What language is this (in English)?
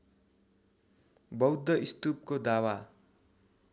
Nepali